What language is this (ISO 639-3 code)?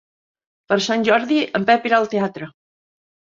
cat